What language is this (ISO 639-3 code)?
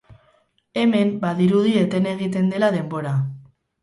eus